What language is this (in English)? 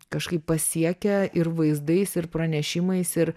Lithuanian